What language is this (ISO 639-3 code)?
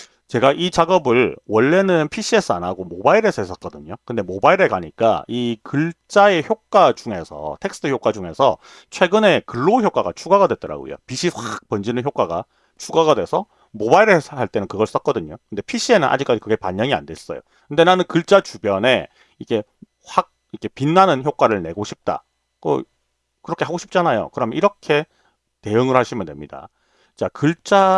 kor